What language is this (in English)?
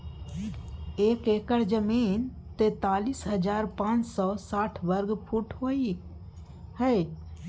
Maithili